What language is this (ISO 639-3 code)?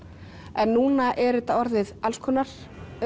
isl